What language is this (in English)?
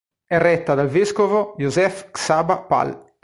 Italian